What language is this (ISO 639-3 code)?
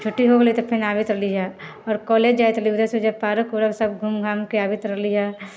mai